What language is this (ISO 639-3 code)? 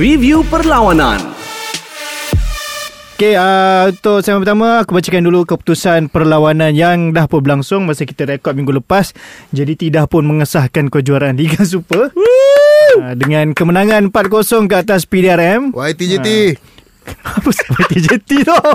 msa